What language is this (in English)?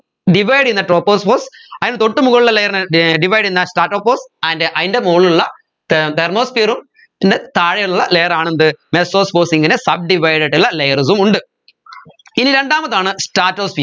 Malayalam